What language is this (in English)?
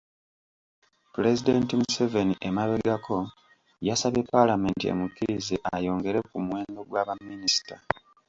Ganda